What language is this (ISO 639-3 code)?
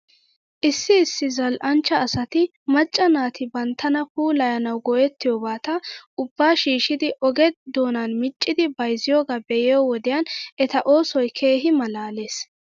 wal